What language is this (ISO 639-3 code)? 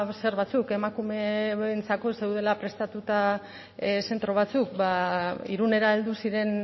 eus